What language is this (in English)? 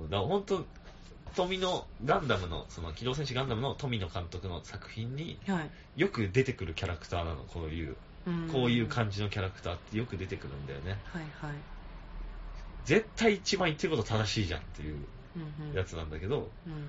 Japanese